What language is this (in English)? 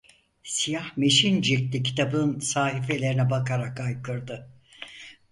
Turkish